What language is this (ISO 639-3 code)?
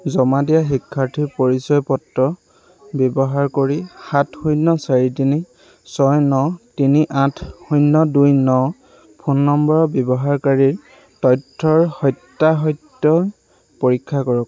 asm